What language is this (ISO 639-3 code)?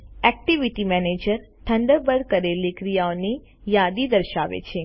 guj